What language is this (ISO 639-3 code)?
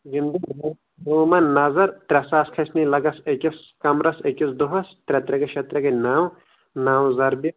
kas